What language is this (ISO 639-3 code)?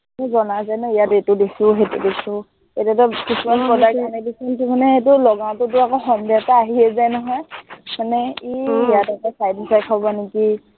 asm